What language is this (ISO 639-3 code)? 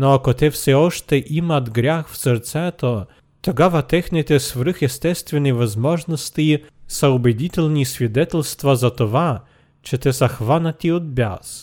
bul